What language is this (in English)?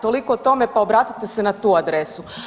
Croatian